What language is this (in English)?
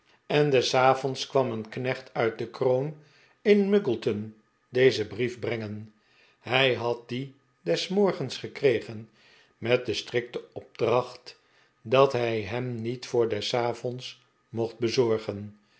Dutch